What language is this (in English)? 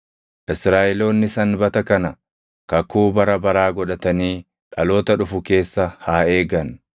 Oromo